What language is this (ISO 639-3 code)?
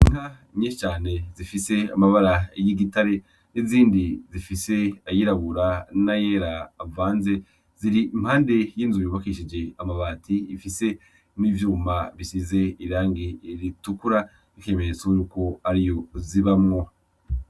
run